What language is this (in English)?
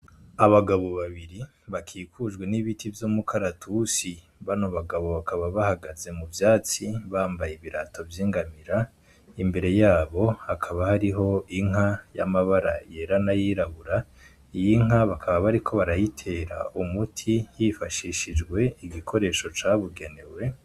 Rundi